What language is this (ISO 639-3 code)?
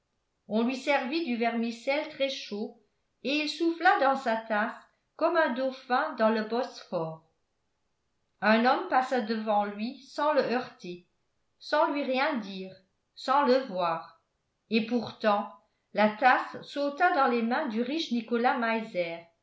fra